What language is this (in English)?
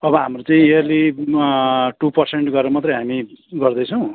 Nepali